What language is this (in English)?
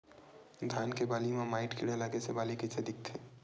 Chhattisgarhi